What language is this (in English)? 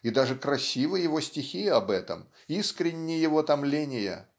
Russian